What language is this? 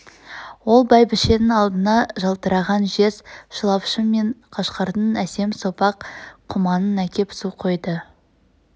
Kazakh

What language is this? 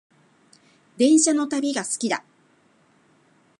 Japanese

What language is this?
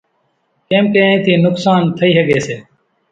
Kachi Koli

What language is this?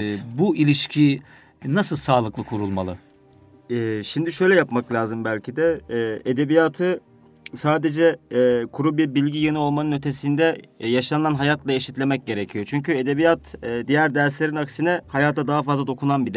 Turkish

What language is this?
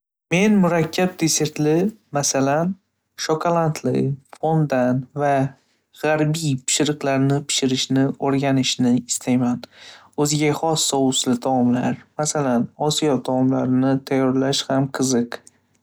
Uzbek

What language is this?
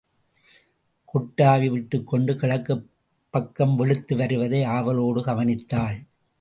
Tamil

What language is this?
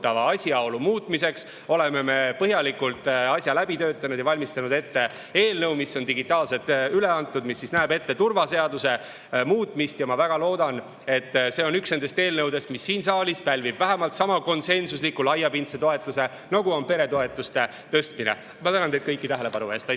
Estonian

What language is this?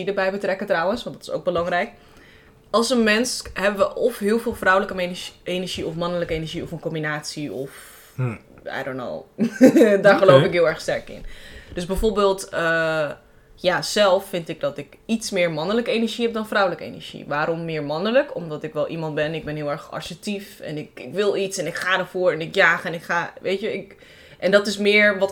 Dutch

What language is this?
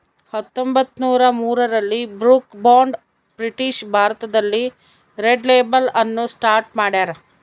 Kannada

